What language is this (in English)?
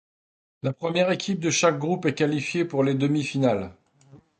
French